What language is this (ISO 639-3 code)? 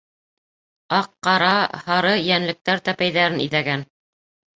bak